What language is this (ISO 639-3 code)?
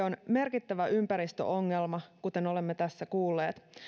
fin